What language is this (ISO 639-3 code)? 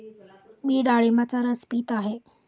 mar